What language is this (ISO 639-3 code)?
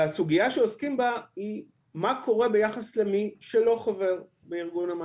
heb